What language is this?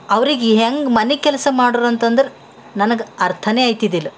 Kannada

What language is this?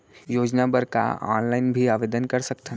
Chhattisgarhi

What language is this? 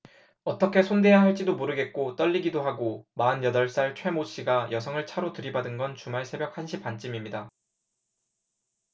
Korean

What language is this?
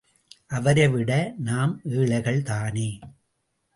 Tamil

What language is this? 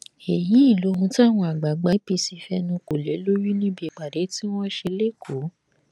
Yoruba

